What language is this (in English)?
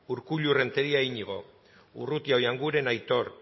Basque